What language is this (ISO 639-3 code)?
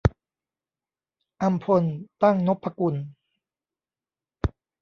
tha